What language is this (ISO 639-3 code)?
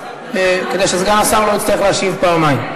heb